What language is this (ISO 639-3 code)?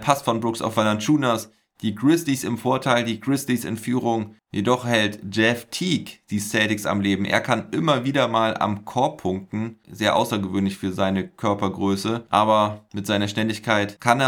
deu